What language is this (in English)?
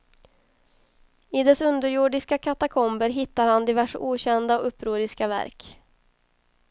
Swedish